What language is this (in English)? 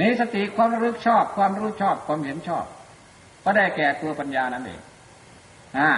Thai